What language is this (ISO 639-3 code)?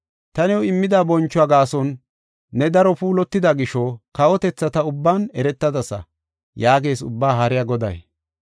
gof